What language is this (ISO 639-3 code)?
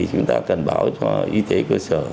vie